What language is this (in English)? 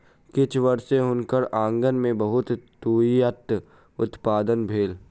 Maithili